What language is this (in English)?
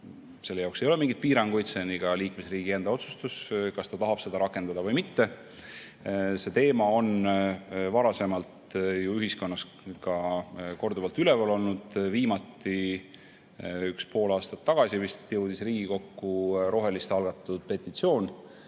Estonian